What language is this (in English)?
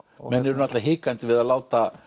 Icelandic